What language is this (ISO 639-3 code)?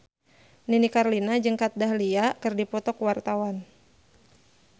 sun